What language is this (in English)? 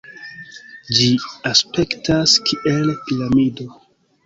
Esperanto